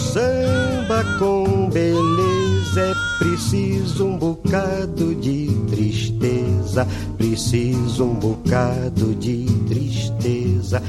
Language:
Portuguese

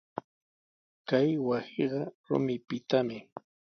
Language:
Sihuas Ancash Quechua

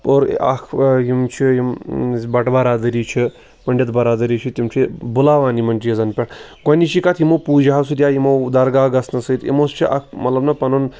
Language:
Kashmiri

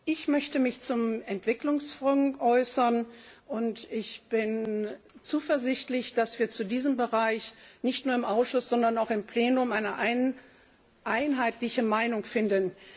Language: German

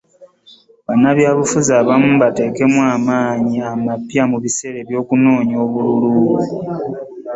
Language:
Ganda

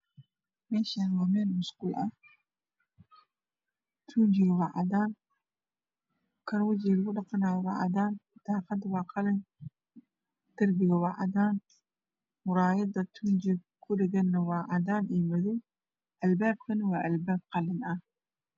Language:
Somali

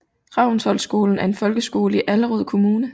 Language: Danish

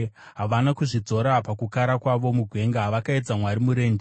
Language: Shona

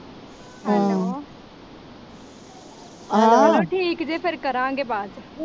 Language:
Punjabi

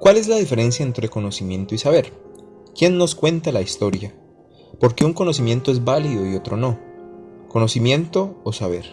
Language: Spanish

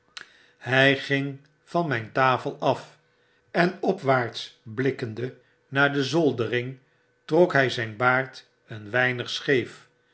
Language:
Dutch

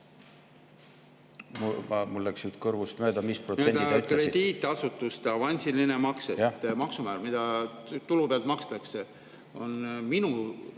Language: Estonian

